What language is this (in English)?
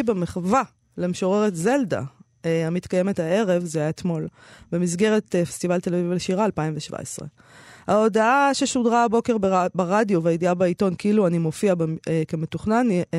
Hebrew